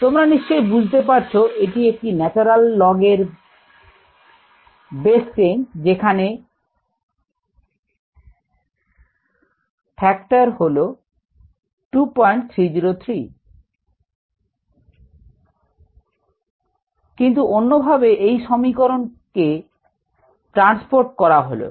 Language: Bangla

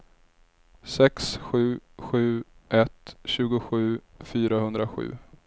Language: Swedish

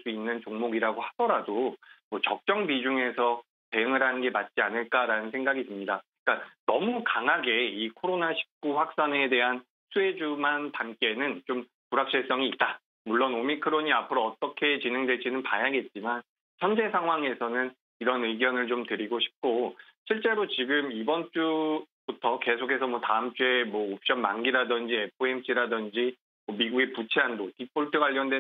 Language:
Korean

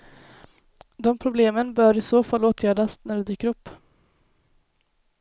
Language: Swedish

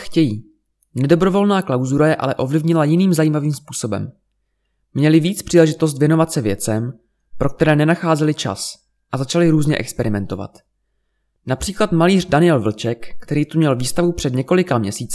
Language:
Czech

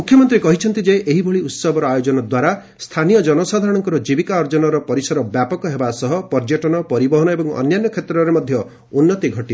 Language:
Odia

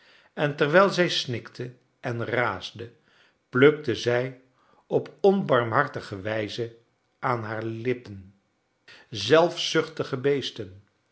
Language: Dutch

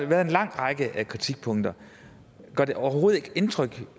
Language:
Danish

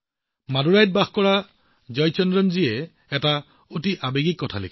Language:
Assamese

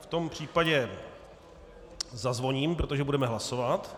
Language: Czech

